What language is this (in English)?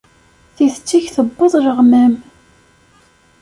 Kabyle